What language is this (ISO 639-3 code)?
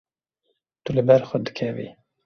kur